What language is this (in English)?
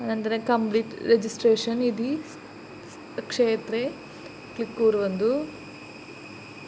Sanskrit